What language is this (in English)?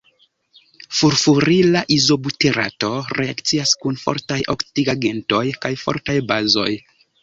Esperanto